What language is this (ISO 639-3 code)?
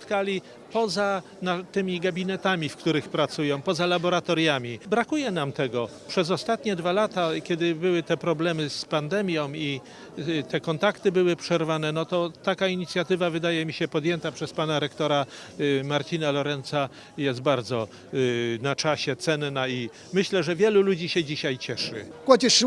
pol